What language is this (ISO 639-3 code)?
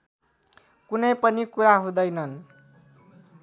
nep